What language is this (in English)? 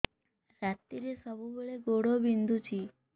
Odia